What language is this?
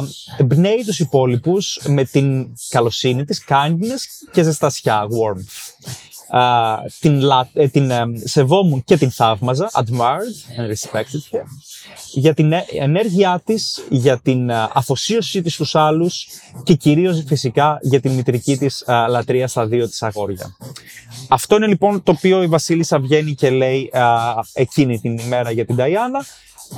Greek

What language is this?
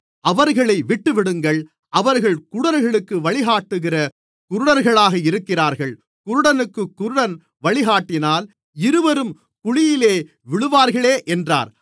Tamil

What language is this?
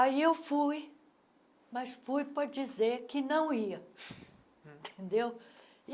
Portuguese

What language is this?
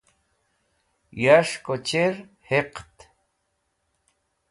Wakhi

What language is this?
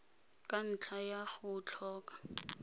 Tswana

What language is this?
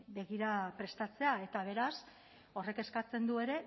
Basque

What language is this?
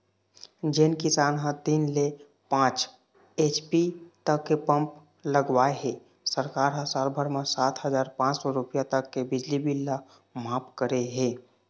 Chhattisgarhi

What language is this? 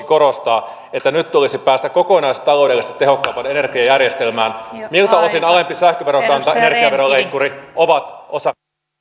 Finnish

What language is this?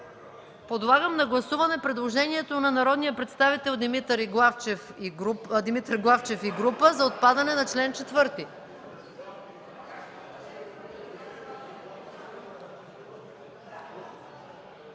Bulgarian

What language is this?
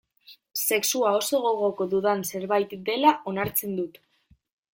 Basque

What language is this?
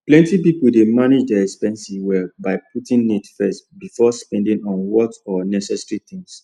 Nigerian Pidgin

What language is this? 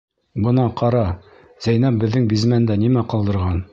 Bashkir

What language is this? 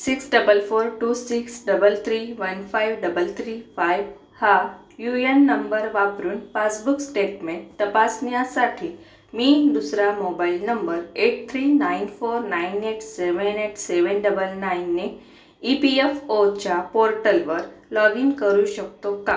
Marathi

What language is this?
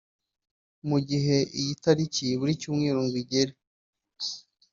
Kinyarwanda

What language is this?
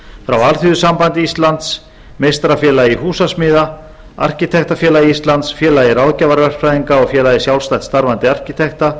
Icelandic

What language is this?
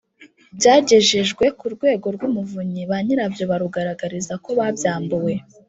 Kinyarwanda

